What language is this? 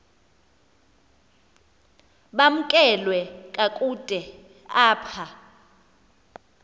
Xhosa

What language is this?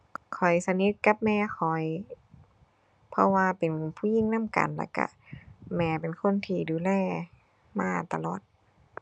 Thai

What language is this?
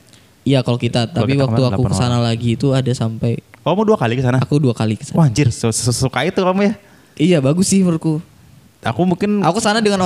Indonesian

